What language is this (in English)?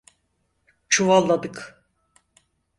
Turkish